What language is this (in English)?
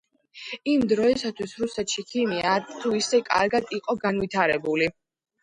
Georgian